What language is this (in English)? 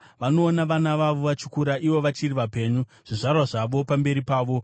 Shona